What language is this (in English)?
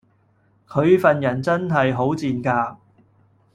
Cantonese